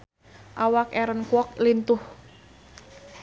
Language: Sundanese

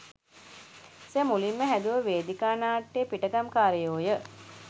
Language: Sinhala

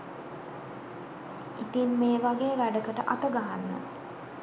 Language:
Sinhala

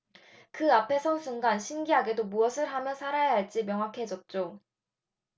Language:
Korean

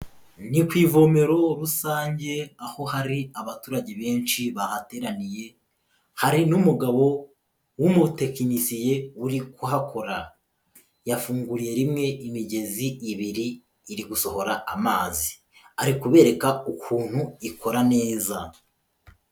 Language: Kinyarwanda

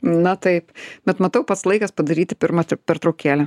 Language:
Lithuanian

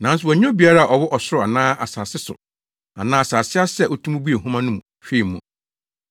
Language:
Akan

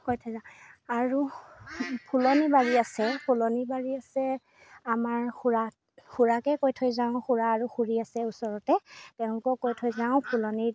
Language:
Assamese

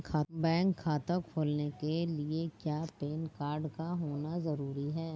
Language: Hindi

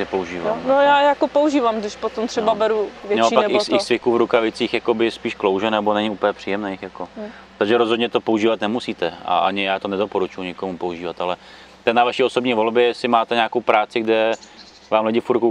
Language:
Czech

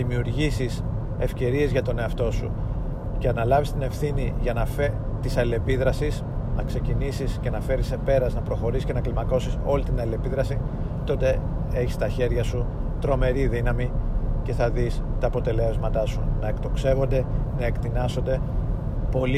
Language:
Greek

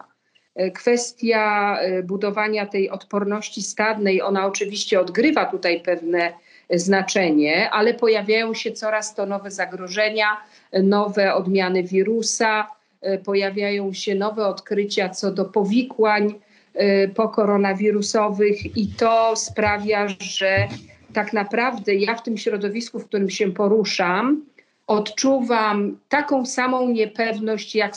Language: Polish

